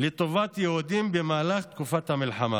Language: Hebrew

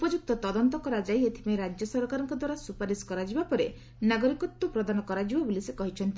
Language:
Odia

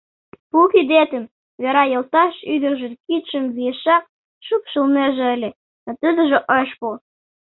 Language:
Mari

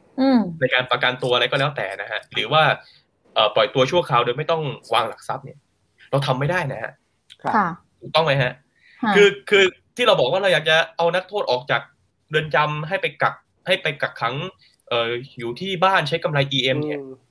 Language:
Thai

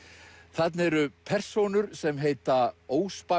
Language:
Icelandic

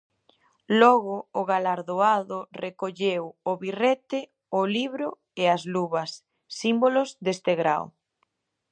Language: Galician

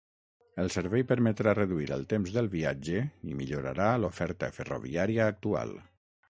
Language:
Catalan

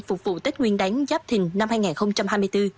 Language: Vietnamese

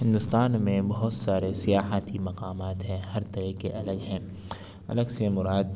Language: Urdu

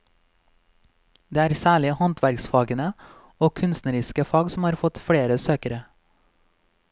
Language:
Norwegian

